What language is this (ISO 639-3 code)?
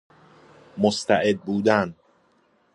fas